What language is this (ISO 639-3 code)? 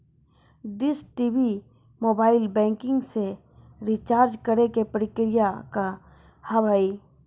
mai